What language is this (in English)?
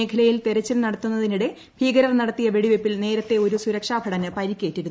Malayalam